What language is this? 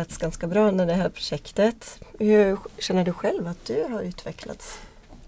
Swedish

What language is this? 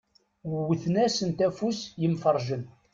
Kabyle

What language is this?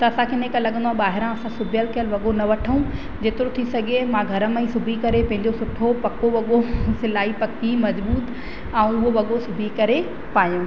Sindhi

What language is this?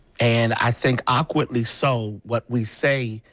English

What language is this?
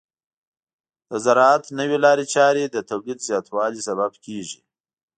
Pashto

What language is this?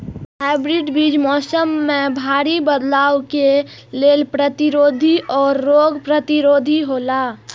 Maithili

